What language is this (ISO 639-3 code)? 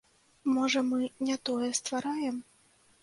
bel